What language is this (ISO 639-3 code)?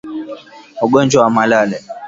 swa